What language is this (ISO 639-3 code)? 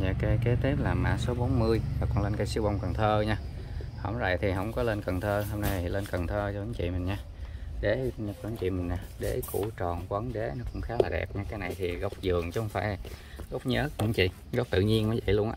vie